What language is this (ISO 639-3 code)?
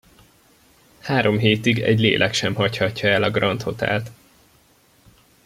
hun